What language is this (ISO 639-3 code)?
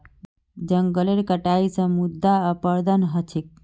mag